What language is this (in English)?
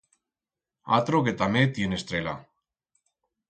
Aragonese